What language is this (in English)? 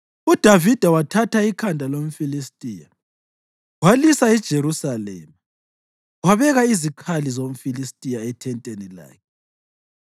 North Ndebele